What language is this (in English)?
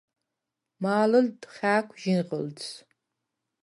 Svan